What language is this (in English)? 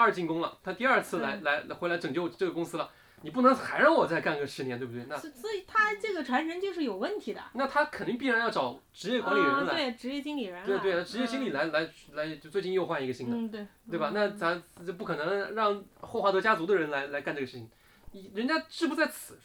Chinese